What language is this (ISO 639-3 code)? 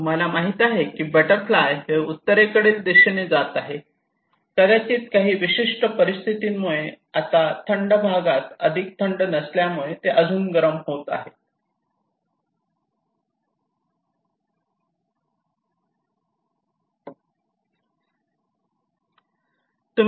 mar